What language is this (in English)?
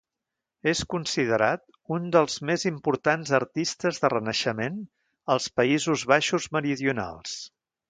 Catalan